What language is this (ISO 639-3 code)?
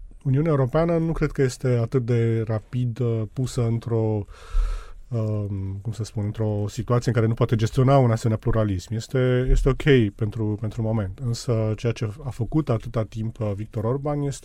ron